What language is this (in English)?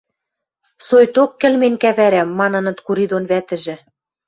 Western Mari